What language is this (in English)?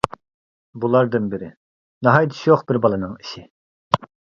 Uyghur